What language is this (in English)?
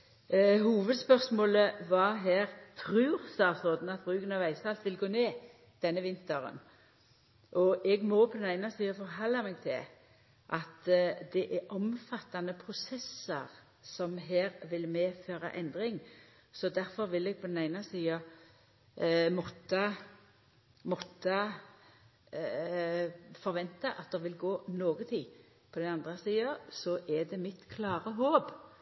Norwegian Nynorsk